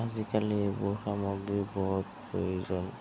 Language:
Assamese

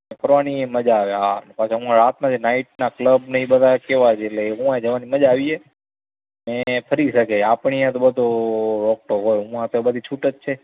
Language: Gujarati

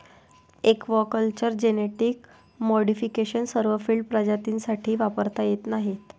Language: Marathi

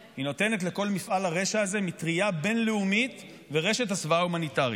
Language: Hebrew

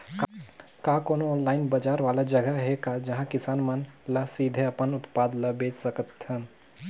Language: Chhattisgarhi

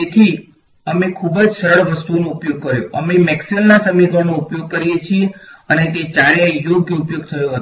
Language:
Gujarati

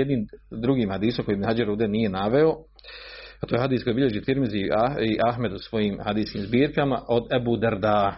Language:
Croatian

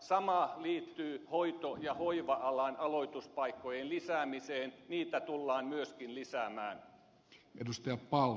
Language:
Finnish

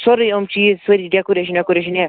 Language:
Kashmiri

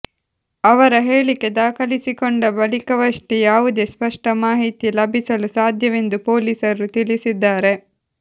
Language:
Kannada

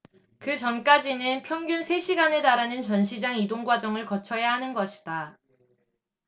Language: Korean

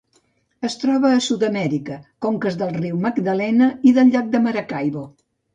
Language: Catalan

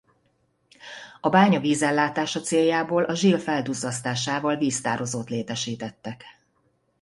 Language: Hungarian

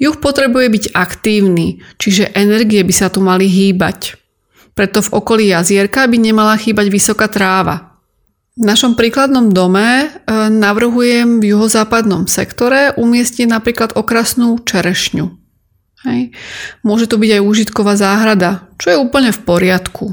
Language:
Slovak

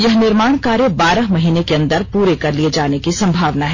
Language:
Hindi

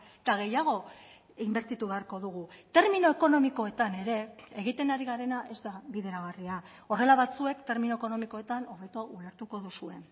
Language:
Basque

